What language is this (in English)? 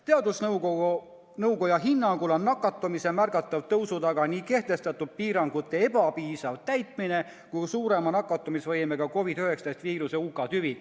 Estonian